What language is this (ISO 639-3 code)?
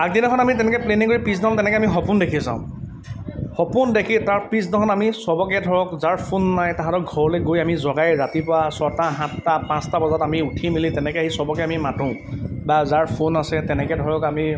asm